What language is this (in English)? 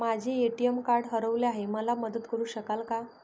Marathi